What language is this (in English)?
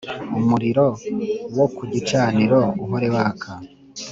Kinyarwanda